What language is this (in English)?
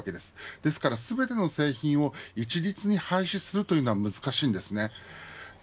Japanese